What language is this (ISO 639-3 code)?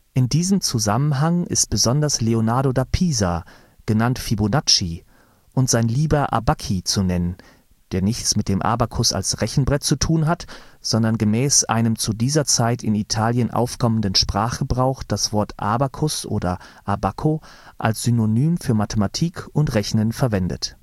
deu